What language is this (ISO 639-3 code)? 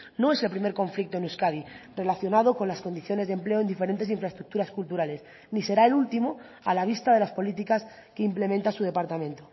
spa